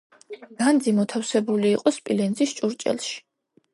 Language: Georgian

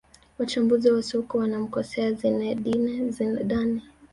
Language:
Swahili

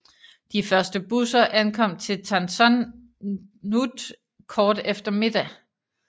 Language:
Danish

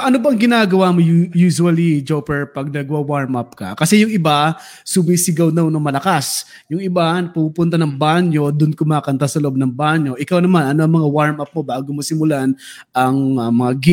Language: Filipino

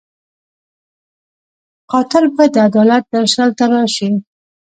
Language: Pashto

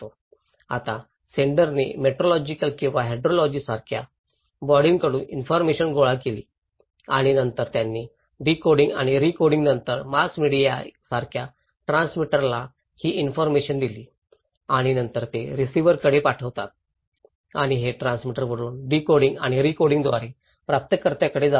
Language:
Marathi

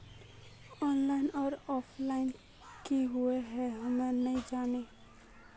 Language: Magahi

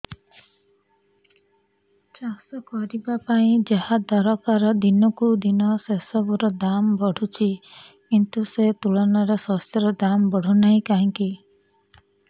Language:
Odia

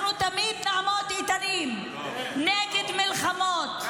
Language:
Hebrew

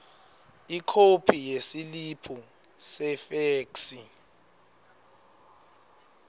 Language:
Swati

